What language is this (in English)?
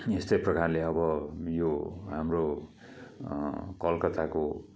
Nepali